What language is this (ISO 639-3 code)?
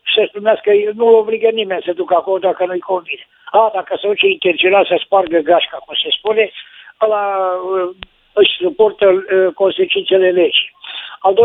ron